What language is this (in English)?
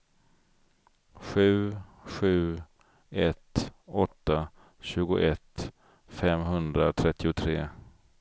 Swedish